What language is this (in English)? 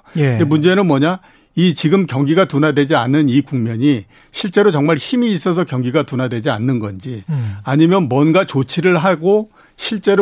Korean